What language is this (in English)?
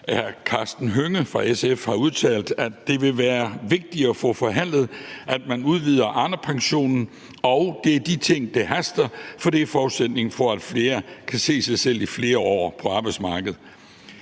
Danish